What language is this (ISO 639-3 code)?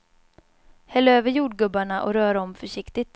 swe